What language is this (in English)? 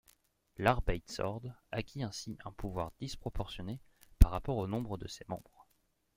French